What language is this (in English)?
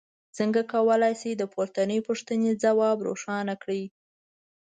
Pashto